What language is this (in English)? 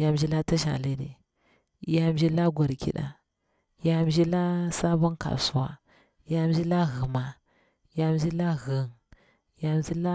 Bura-Pabir